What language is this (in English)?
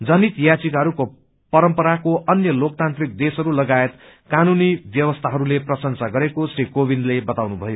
Nepali